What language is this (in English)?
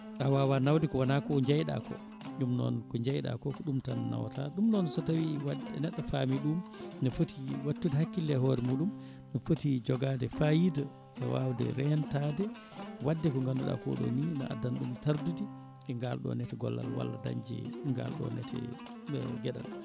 Fula